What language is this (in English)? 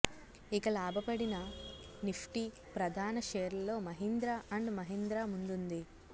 Telugu